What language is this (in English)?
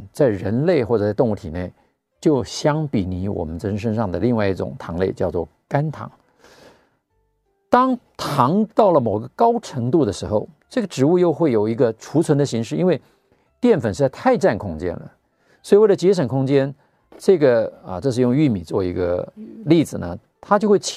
Chinese